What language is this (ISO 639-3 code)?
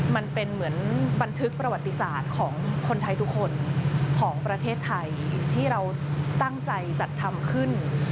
tha